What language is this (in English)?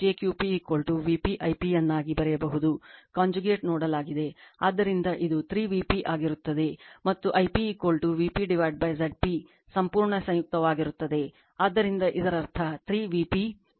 Kannada